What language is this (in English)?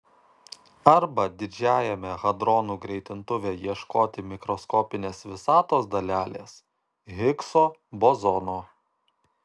Lithuanian